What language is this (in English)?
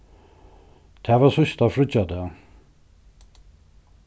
Faroese